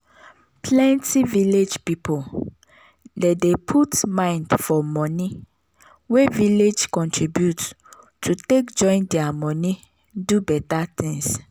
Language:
Nigerian Pidgin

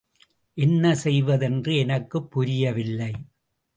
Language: Tamil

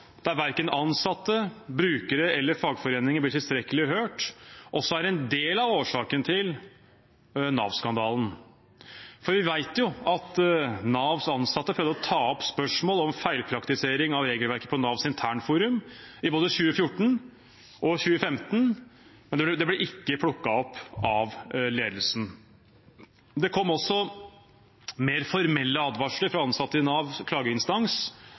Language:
Norwegian Bokmål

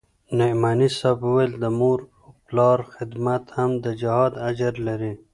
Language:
Pashto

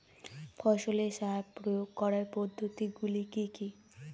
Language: Bangla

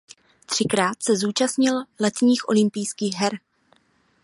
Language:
Czech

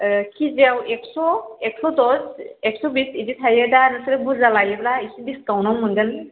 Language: Bodo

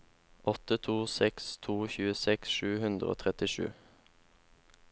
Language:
Norwegian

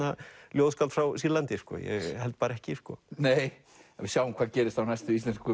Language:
Icelandic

